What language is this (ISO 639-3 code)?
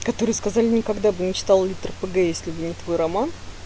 rus